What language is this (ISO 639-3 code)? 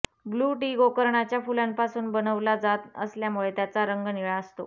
mar